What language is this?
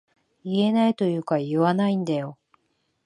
Japanese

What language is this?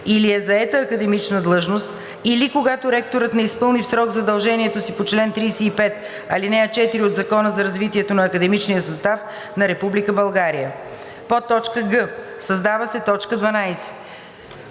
Bulgarian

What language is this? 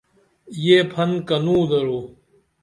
Dameli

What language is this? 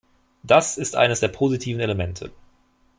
German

